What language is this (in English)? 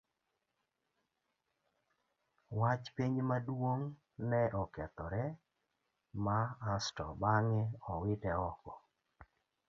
Luo (Kenya and Tanzania)